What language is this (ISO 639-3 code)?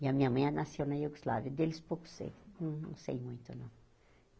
por